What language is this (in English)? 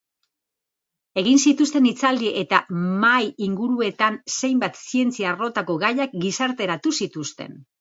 Basque